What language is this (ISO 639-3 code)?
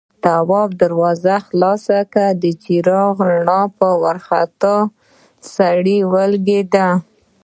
pus